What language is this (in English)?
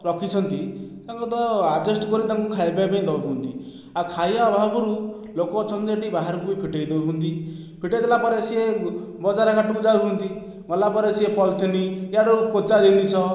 Odia